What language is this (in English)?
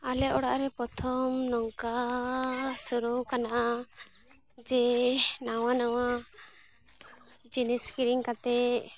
Santali